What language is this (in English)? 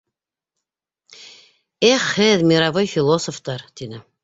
Bashkir